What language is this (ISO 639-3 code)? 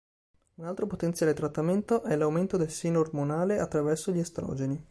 ita